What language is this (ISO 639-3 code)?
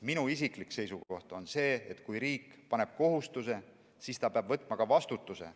est